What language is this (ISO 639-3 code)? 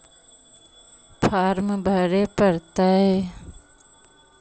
mag